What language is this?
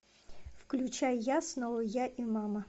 Russian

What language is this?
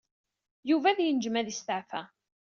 Kabyle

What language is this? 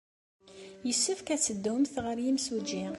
Kabyle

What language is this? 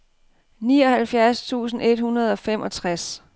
Danish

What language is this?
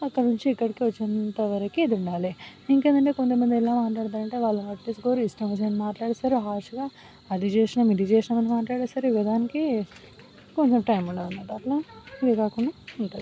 Telugu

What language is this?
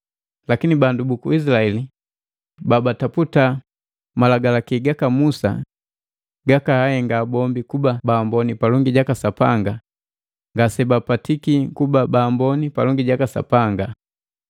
Matengo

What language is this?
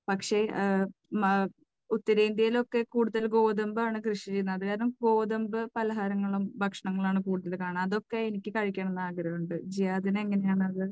Malayalam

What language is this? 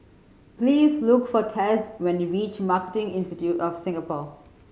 English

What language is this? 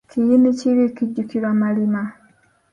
Ganda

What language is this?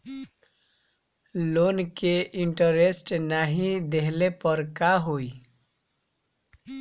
Bhojpuri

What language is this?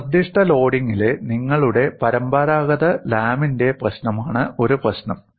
Malayalam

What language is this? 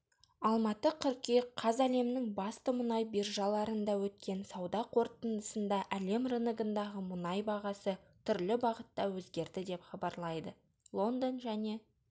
Kazakh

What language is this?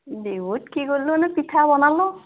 Assamese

